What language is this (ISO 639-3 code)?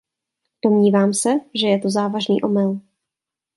ces